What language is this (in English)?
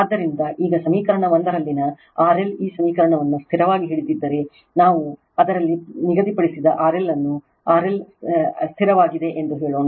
Kannada